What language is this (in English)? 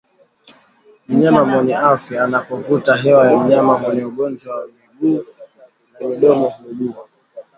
Swahili